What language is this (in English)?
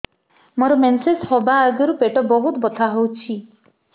Odia